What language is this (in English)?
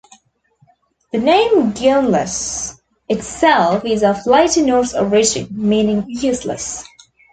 English